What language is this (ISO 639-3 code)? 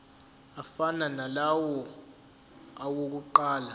zul